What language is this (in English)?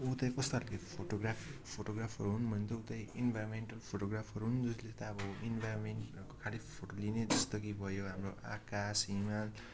Nepali